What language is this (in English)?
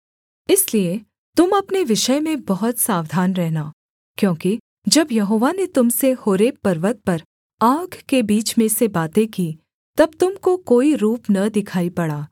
Hindi